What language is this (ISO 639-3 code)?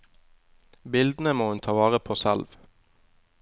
nor